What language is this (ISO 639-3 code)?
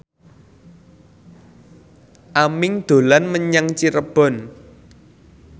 jav